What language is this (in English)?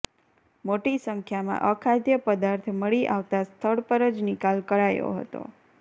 Gujarati